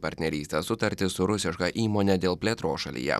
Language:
Lithuanian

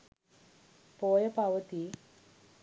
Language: Sinhala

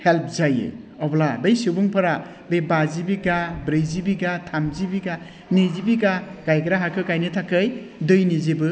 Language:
Bodo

